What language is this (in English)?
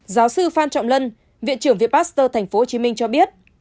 Vietnamese